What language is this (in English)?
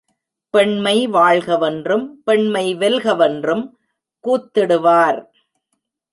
Tamil